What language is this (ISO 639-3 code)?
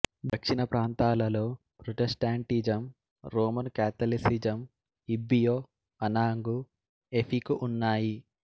tel